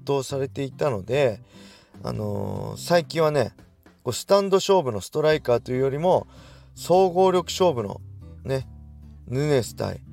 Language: Japanese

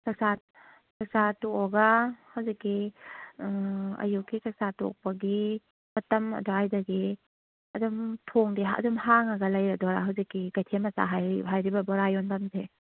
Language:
Manipuri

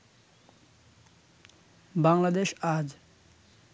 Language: Bangla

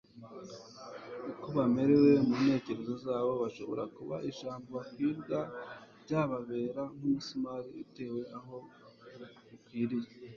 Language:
Kinyarwanda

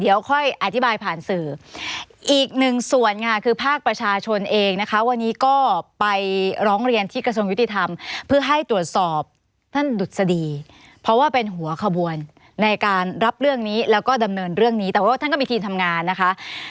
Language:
Thai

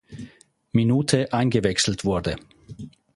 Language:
German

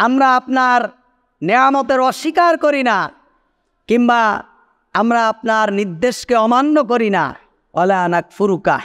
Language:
Bangla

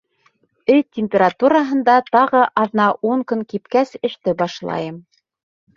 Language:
Bashkir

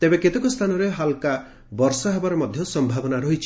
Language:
Odia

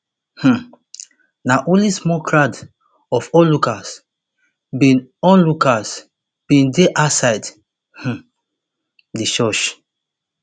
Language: Nigerian Pidgin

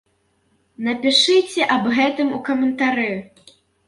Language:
Belarusian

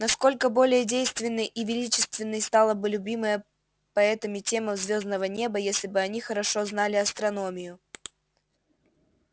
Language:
Russian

